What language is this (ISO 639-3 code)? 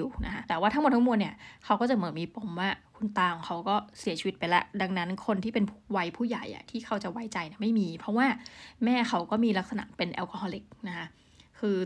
tha